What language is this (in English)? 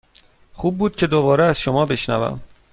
Persian